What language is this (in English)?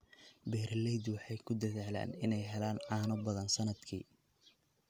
Somali